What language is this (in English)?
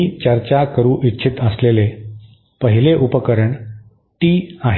Marathi